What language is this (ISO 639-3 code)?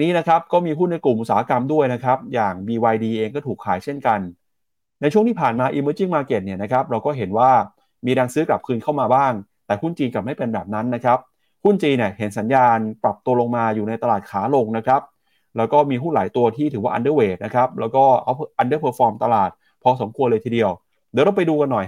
tha